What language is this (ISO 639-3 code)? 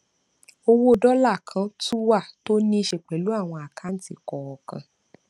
yor